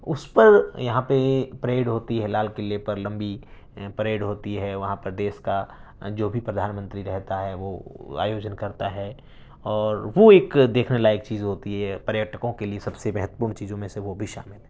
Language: Urdu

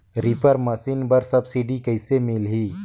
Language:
Chhattisgarhi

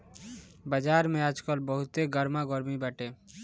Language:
Bhojpuri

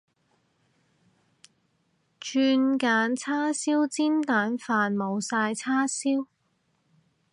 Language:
Cantonese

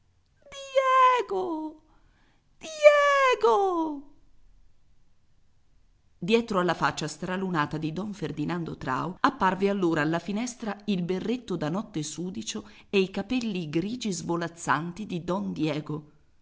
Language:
Italian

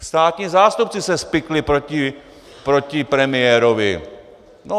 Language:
Czech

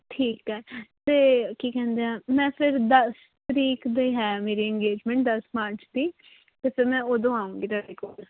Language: Punjabi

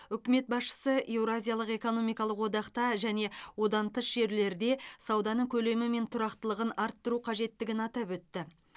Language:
Kazakh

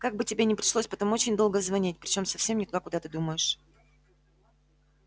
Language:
Russian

